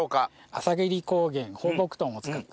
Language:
Japanese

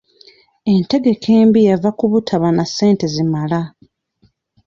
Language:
Ganda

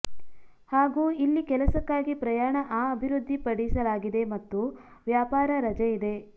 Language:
Kannada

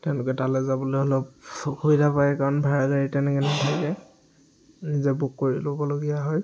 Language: Assamese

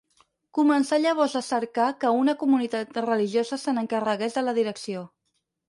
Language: Catalan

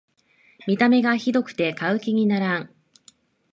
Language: Japanese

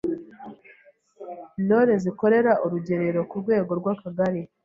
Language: Kinyarwanda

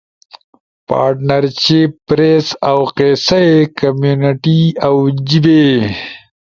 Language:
Ushojo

